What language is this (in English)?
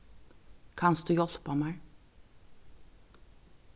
Faroese